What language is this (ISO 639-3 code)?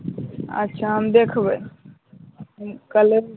mai